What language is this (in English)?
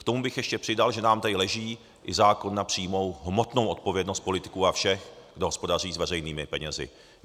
Czech